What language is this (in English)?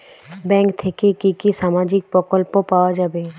Bangla